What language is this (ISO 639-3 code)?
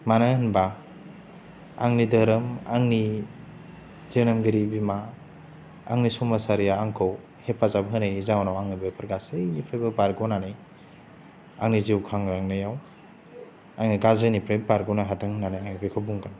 brx